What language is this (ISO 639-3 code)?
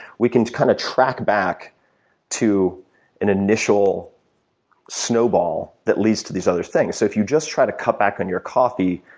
eng